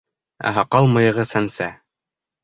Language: Bashkir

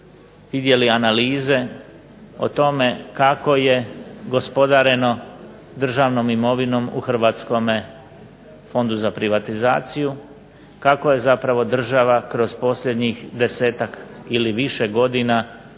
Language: Croatian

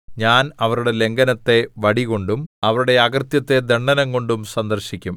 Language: Malayalam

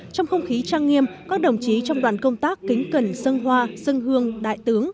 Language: Vietnamese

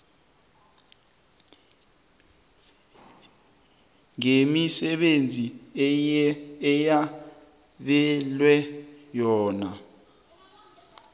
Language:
South Ndebele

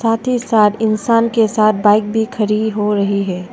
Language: Hindi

